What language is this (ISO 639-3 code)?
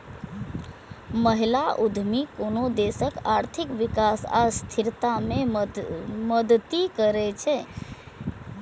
mai